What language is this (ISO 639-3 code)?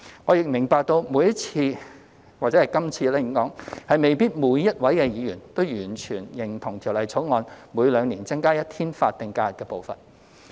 yue